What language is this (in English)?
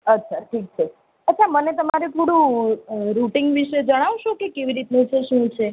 Gujarati